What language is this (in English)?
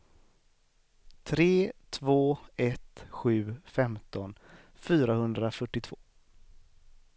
Swedish